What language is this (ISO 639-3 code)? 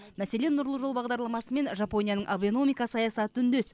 kaz